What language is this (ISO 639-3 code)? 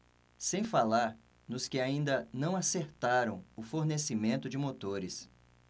por